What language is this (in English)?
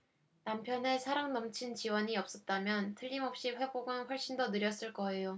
Korean